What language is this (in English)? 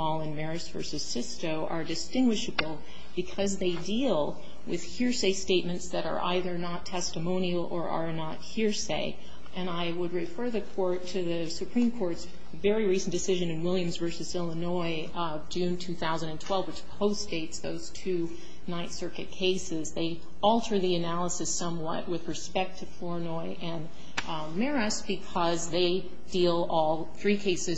English